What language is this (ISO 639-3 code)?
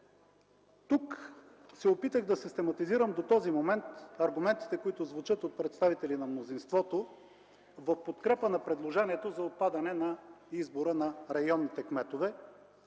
bul